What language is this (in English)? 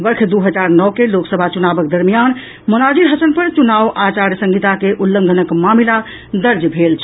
Maithili